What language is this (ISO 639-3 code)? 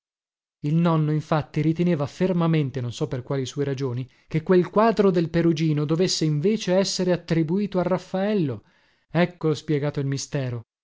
ita